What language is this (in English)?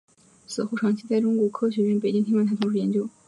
Chinese